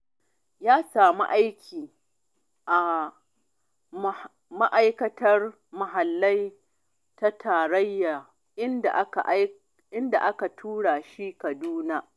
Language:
Hausa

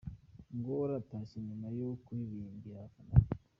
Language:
Kinyarwanda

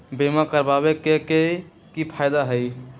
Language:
Magahi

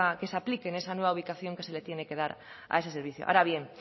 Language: Spanish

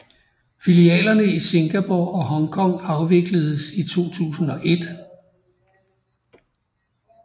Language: Danish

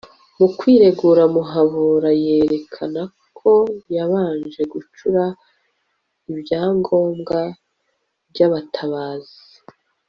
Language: Kinyarwanda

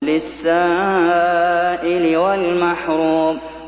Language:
Arabic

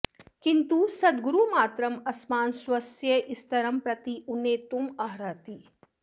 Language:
Sanskrit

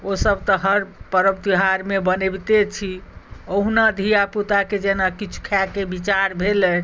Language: Maithili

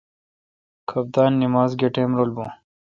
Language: Kalkoti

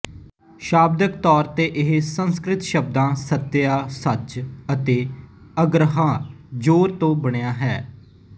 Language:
Punjabi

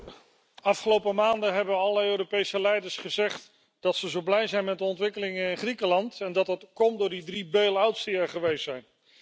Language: Dutch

